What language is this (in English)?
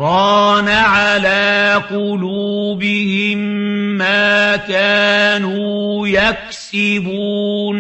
Arabic